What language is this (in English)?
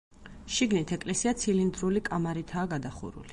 Georgian